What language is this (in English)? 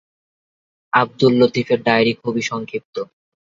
Bangla